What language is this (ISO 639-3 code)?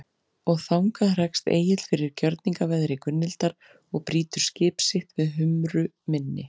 isl